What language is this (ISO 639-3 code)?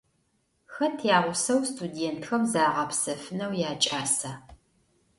ady